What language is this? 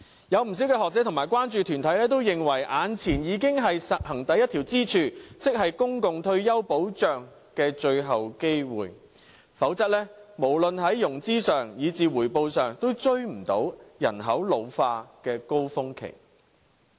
Cantonese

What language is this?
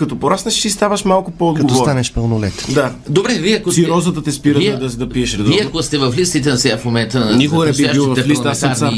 Bulgarian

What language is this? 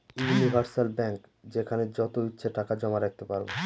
Bangla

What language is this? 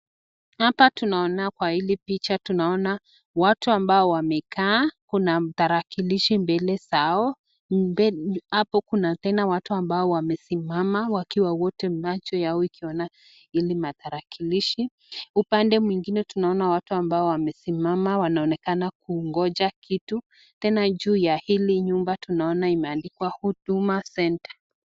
Swahili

